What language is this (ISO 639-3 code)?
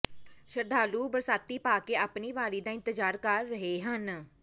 pan